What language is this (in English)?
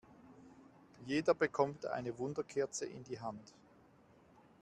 German